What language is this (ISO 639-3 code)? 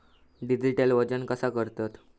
mar